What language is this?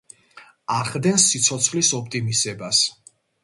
Georgian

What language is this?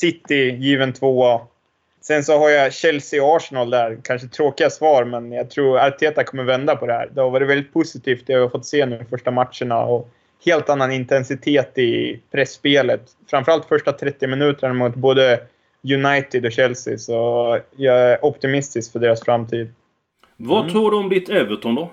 Swedish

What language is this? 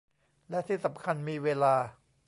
Thai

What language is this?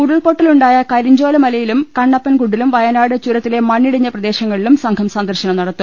Malayalam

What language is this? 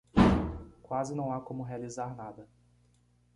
Portuguese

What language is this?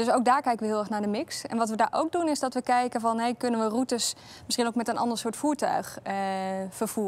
Dutch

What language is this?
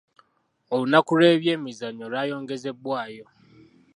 Ganda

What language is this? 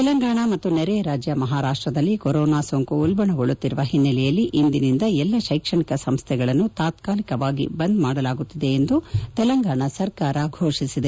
Kannada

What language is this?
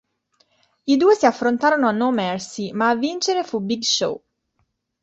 Italian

